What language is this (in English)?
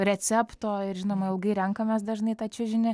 Lithuanian